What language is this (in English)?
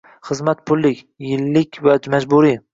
Uzbek